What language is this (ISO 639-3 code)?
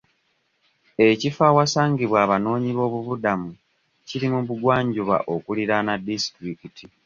lug